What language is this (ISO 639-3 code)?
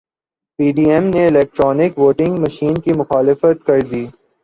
urd